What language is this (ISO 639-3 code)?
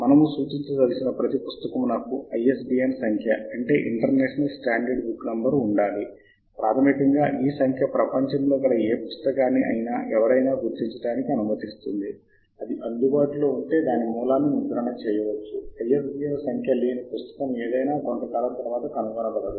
tel